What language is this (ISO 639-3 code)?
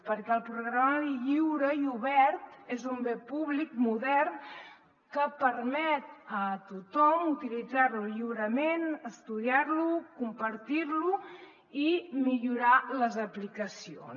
cat